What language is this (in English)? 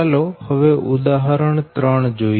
Gujarati